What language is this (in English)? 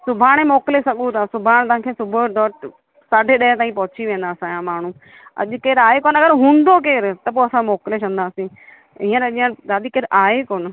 Sindhi